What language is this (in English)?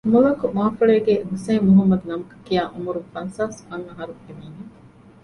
Divehi